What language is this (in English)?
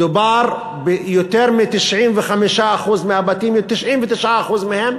Hebrew